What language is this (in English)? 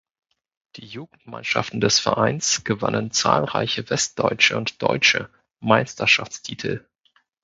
German